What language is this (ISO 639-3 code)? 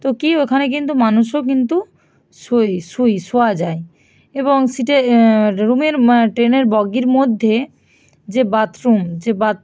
ben